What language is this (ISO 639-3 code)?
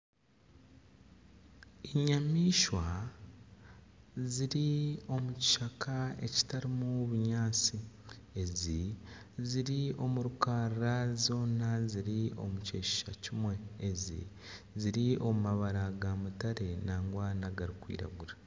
nyn